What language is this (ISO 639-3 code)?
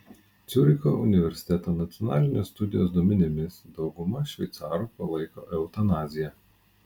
lit